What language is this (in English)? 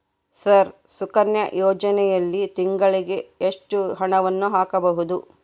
Kannada